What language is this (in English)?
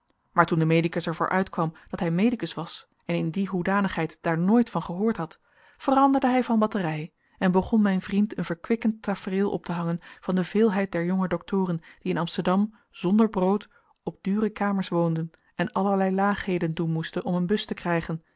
Dutch